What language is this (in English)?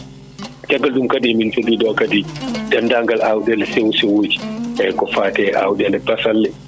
Fula